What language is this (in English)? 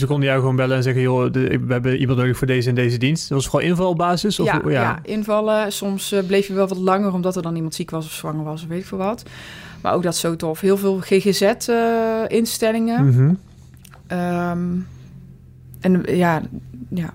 Dutch